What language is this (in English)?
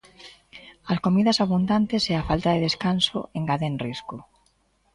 Galician